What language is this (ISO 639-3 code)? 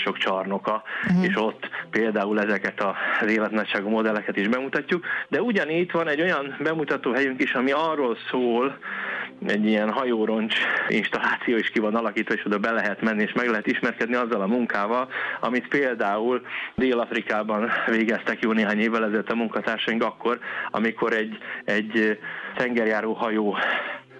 hun